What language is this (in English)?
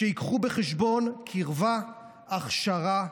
Hebrew